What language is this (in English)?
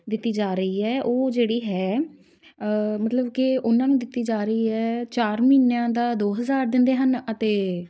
Punjabi